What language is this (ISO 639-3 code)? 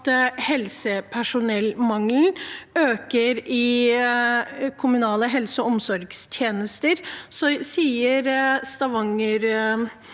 nor